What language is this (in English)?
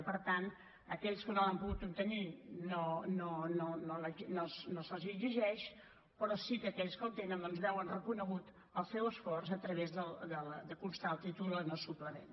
Catalan